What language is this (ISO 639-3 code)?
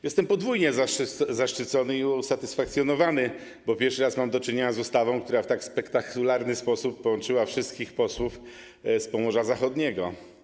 pol